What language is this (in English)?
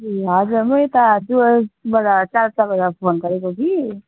Nepali